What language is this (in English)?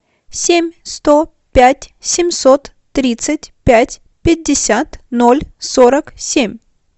Russian